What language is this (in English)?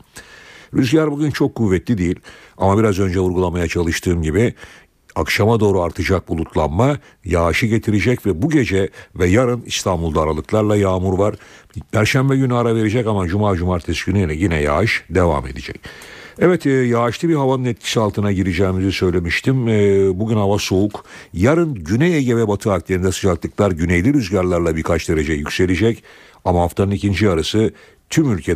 Turkish